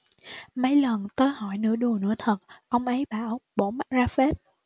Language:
Vietnamese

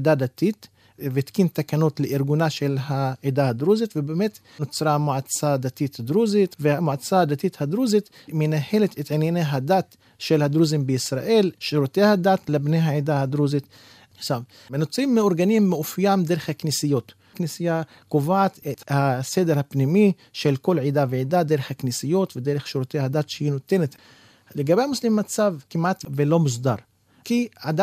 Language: Hebrew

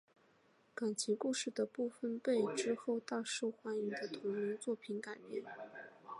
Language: Chinese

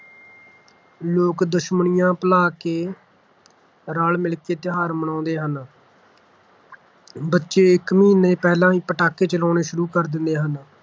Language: Punjabi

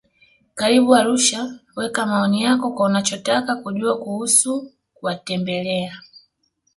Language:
Swahili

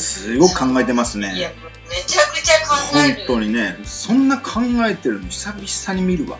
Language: Japanese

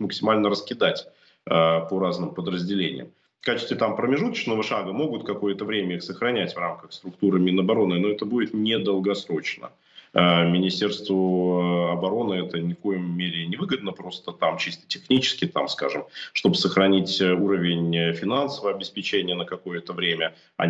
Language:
Russian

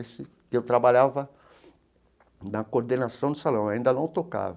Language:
Portuguese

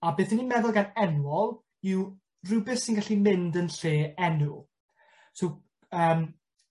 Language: Welsh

